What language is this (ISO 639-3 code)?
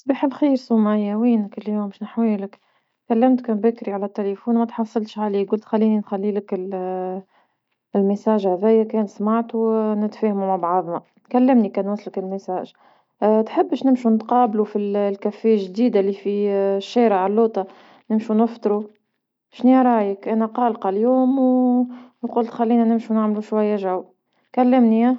aeb